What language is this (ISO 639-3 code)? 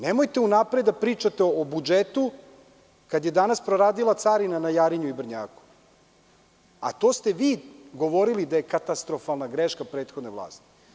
srp